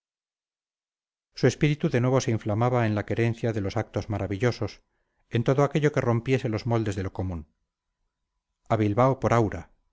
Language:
Spanish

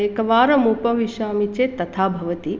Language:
Sanskrit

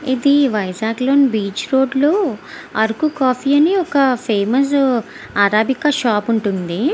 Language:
Telugu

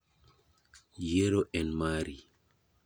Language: Luo (Kenya and Tanzania)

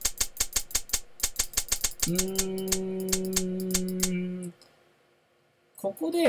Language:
Japanese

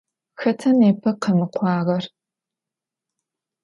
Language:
Adyghe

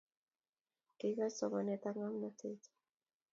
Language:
Kalenjin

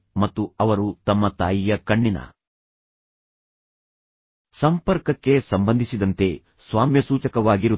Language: Kannada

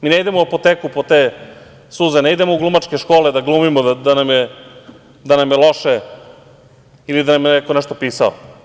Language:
Serbian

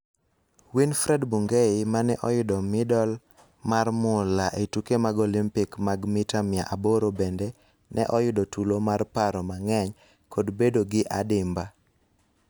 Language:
Luo (Kenya and Tanzania)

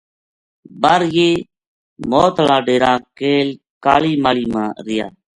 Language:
Gujari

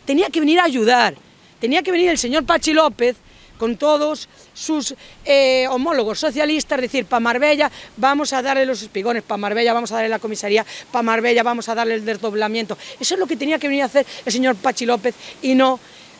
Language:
Spanish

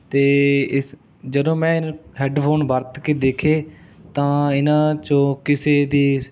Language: Punjabi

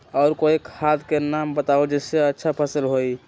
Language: Magahi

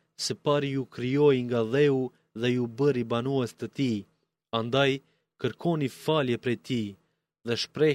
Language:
Greek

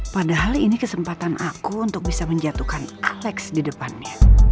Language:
Indonesian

